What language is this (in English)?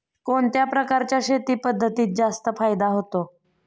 Marathi